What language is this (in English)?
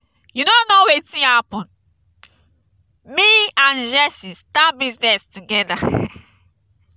Nigerian Pidgin